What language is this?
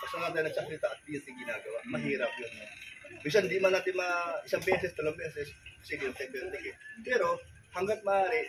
Filipino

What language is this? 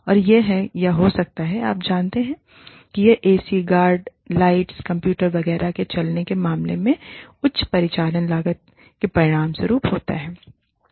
Hindi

